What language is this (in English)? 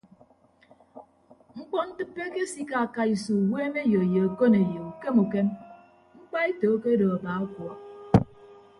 Ibibio